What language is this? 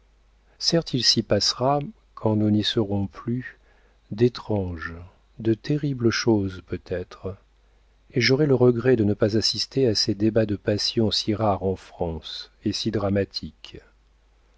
French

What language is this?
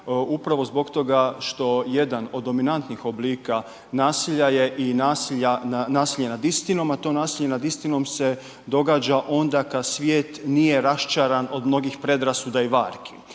Croatian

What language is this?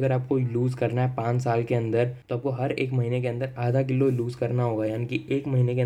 Hindi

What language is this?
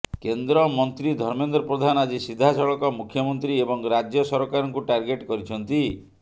Odia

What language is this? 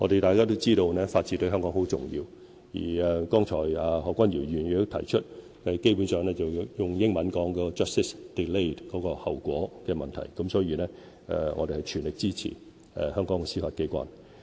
Cantonese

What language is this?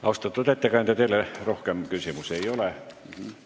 Estonian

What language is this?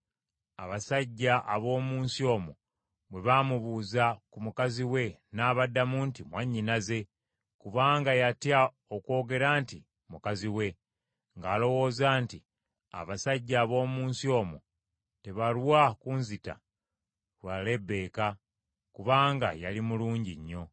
Ganda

